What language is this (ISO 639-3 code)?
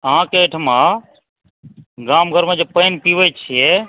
mai